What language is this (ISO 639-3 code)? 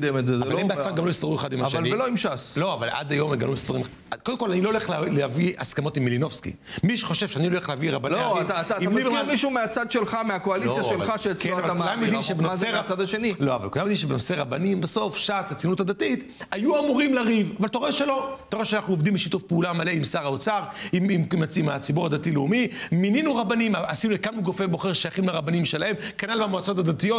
heb